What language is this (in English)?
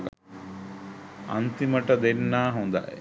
Sinhala